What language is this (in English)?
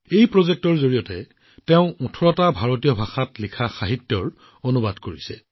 Assamese